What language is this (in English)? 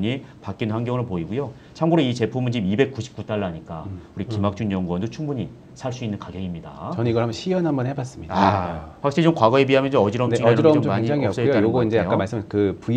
Korean